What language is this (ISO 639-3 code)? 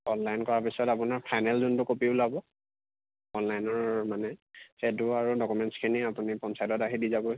asm